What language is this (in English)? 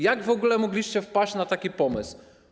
Polish